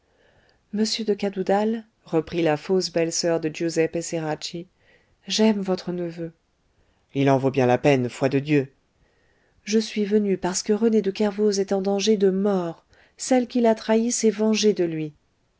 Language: French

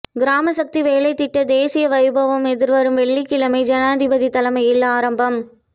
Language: Tamil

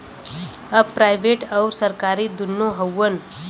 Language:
Bhojpuri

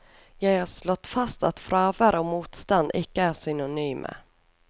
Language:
Norwegian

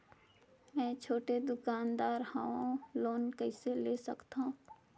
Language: Chhattisgarhi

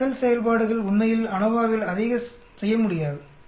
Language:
Tamil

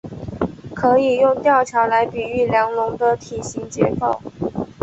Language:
Chinese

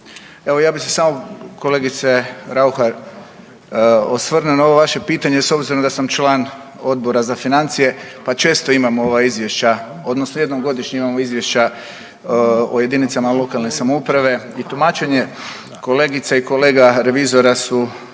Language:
Croatian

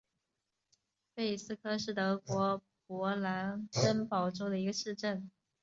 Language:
Chinese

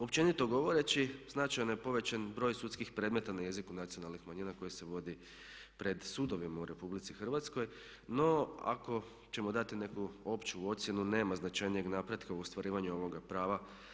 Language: Croatian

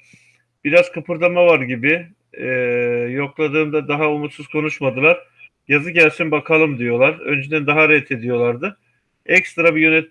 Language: Turkish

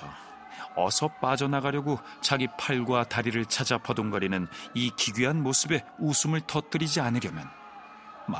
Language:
Korean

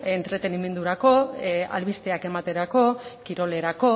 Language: Basque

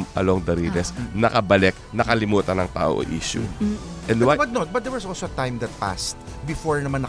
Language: Filipino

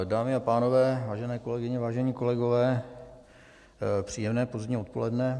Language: Czech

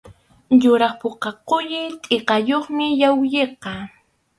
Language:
Arequipa-La Unión Quechua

